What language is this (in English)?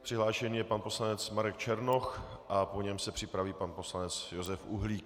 Czech